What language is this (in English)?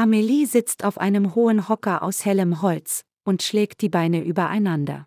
German